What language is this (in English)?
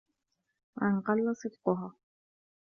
Arabic